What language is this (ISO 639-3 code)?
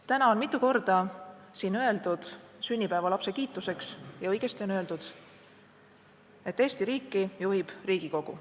est